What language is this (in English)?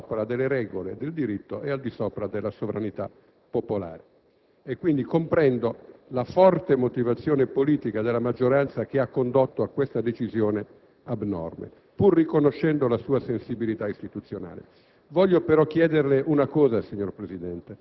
Italian